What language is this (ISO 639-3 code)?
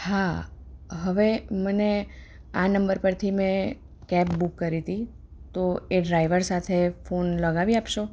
guj